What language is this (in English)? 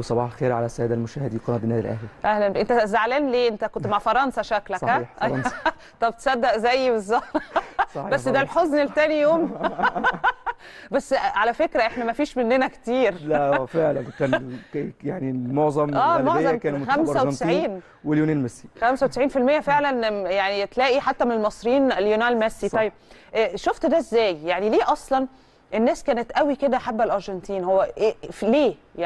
Arabic